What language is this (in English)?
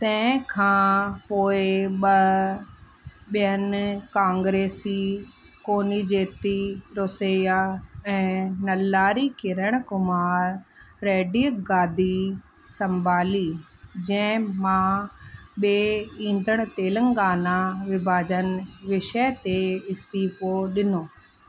Sindhi